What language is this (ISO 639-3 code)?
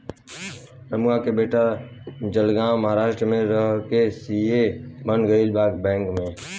bho